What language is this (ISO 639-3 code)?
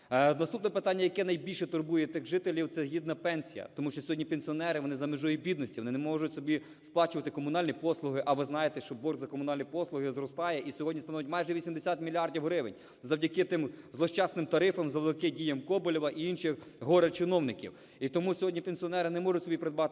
ukr